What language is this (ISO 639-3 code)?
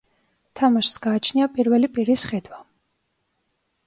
kat